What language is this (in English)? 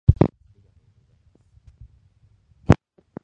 Japanese